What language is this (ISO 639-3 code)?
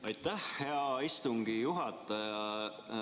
est